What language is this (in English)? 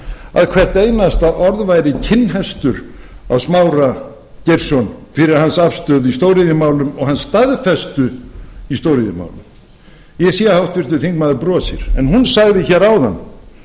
Icelandic